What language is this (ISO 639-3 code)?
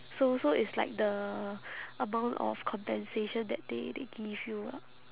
eng